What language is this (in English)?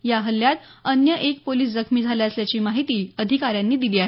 Marathi